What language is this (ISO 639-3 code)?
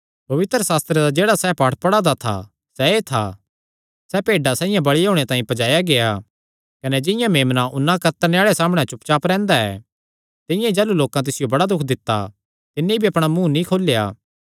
xnr